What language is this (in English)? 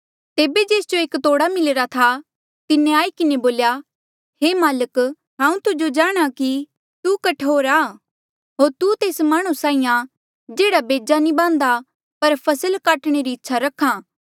Mandeali